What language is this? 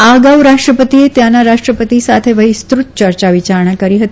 Gujarati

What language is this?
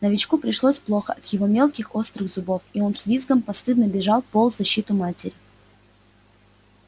Russian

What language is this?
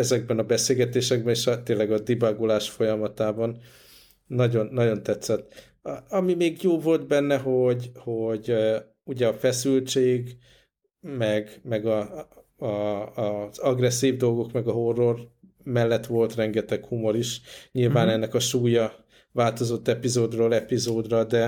Hungarian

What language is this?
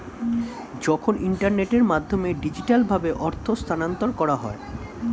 Bangla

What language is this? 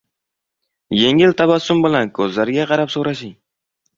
Uzbek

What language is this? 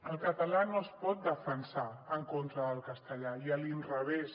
Catalan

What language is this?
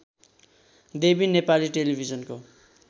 Nepali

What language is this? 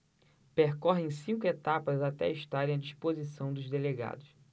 Portuguese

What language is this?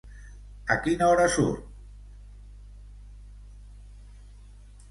Catalan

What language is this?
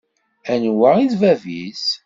Kabyle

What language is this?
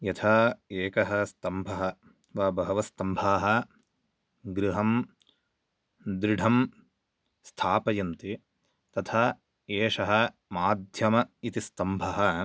Sanskrit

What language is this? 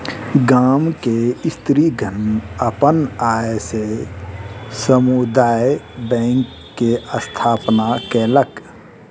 Maithili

